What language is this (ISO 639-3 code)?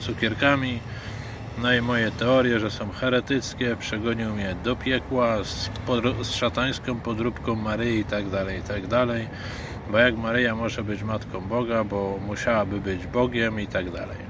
pol